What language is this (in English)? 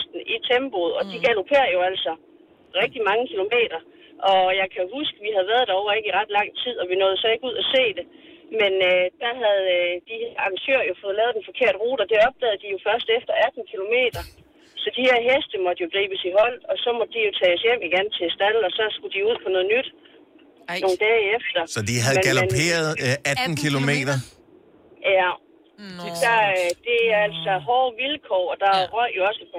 Danish